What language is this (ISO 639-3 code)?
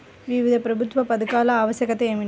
tel